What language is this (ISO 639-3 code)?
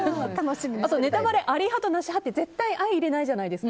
jpn